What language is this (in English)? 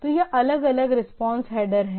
Hindi